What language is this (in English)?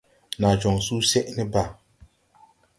Tupuri